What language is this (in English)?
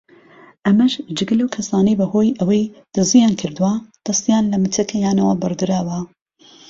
Central Kurdish